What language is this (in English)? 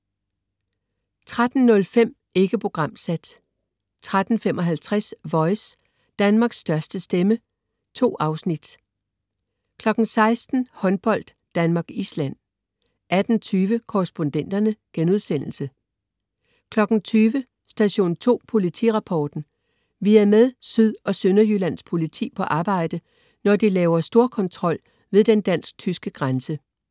Danish